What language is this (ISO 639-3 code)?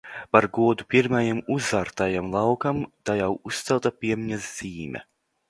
lav